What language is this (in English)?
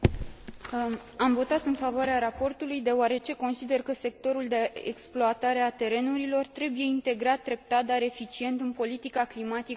Romanian